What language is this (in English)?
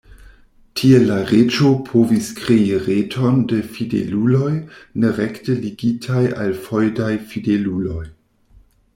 Esperanto